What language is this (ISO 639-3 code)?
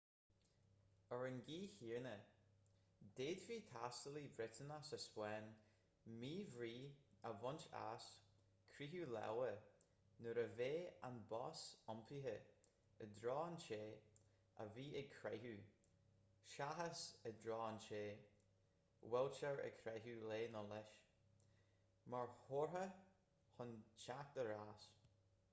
gle